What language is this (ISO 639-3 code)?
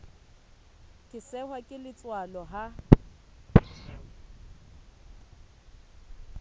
sot